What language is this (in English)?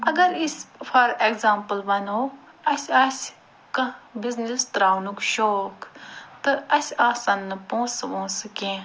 Kashmiri